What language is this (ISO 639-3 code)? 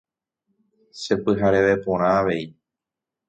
grn